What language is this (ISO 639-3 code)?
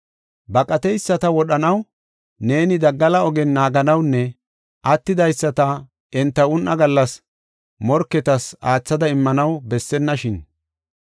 gof